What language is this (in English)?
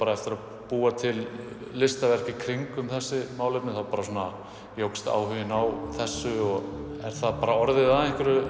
Icelandic